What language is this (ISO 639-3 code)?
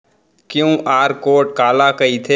hne